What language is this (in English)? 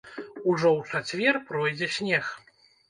Belarusian